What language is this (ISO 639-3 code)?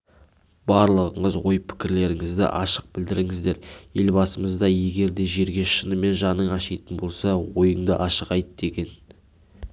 kaz